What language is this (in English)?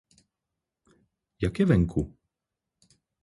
Czech